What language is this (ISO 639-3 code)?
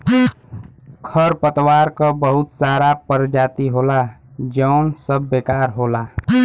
bho